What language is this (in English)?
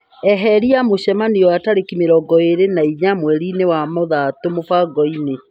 Kikuyu